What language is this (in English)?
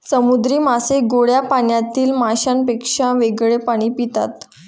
Marathi